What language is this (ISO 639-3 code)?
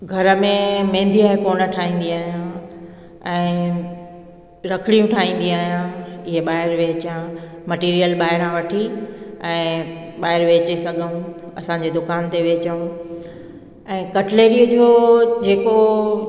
snd